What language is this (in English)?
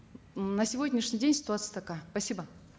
Kazakh